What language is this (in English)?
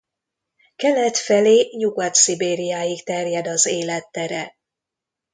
Hungarian